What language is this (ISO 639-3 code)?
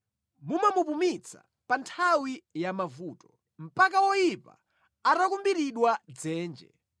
nya